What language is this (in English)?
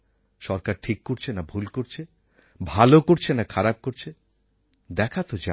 Bangla